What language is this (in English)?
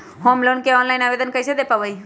Magahi